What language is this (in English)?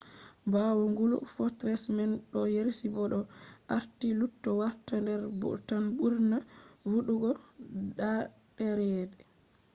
Fula